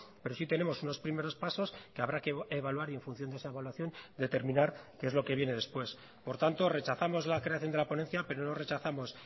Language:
Spanish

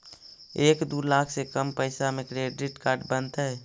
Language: Magahi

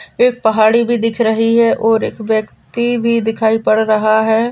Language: Marwari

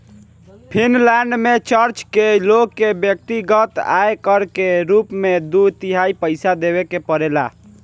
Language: Bhojpuri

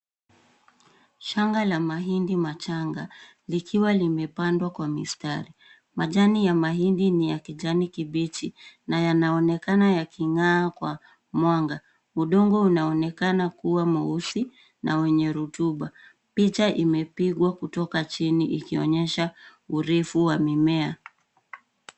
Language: Swahili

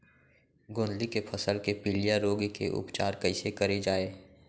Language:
Chhattisgarhi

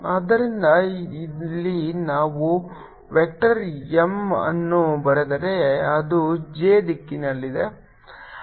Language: Kannada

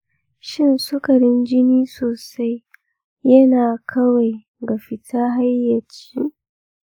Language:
Hausa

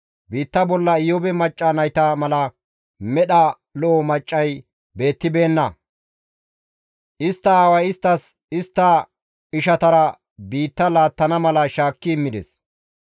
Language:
Gamo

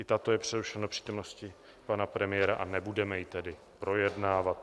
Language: Czech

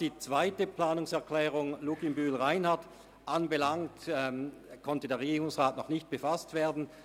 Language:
Swiss German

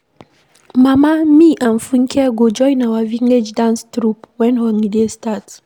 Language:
Nigerian Pidgin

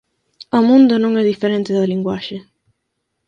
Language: Galician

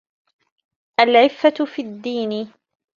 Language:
Arabic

